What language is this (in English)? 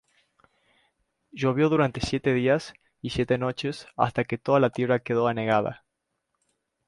Spanish